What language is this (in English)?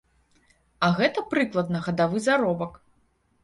Belarusian